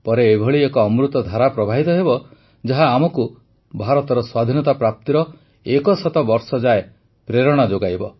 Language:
Odia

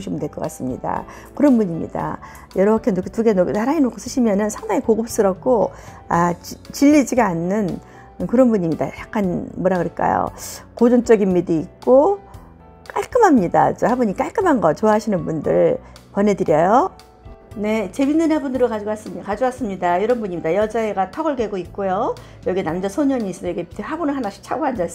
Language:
Korean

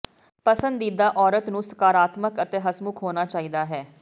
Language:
Punjabi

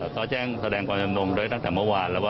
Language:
Thai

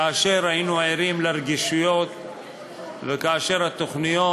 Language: Hebrew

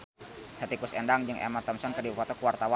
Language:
Sundanese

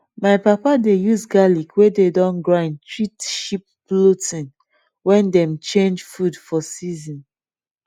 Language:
Nigerian Pidgin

